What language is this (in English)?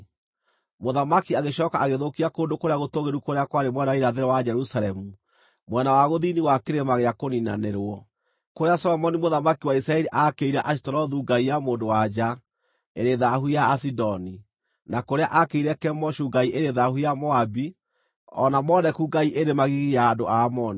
Kikuyu